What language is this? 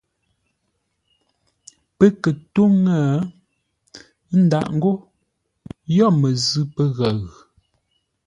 Ngombale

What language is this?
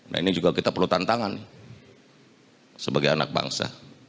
Indonesian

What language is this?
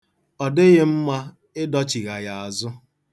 Igbo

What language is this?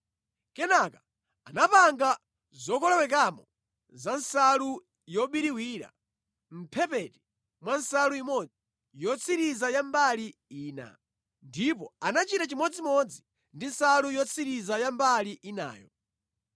Nyanja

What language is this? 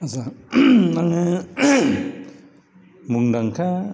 Bodo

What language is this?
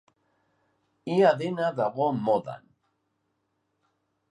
Basque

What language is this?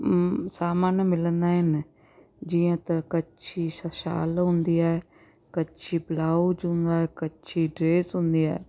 Sindhi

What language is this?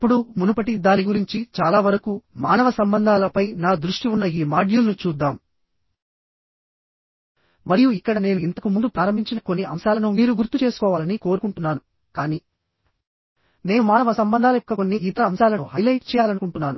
Telugu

